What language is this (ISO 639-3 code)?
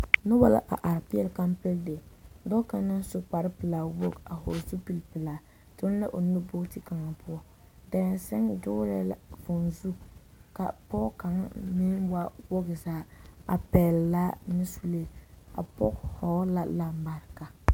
dga